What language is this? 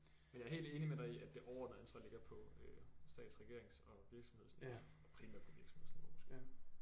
Danish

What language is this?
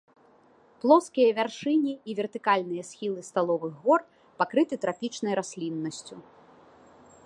Belarusian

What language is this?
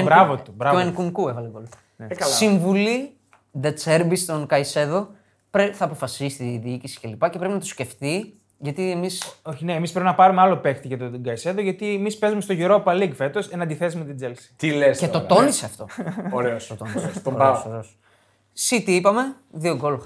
Greek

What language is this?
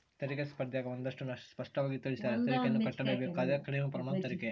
Kannada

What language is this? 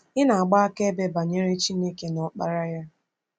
Igbo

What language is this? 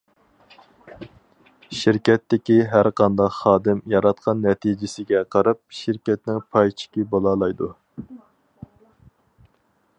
Uyghur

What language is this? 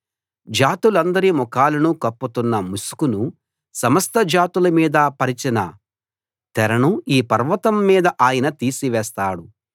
Telugu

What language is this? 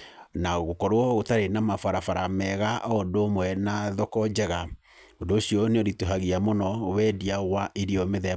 Kikuyu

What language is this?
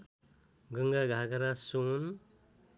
Nepali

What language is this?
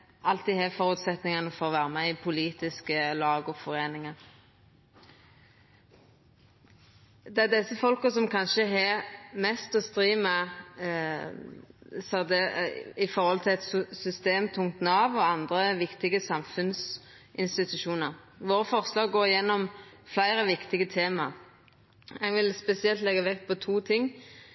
Norwegian Nynorsk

